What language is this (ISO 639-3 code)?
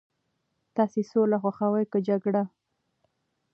pus